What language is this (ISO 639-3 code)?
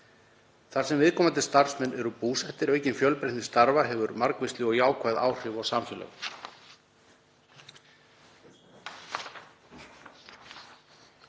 isl